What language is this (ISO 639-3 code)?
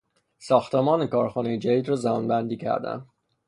fas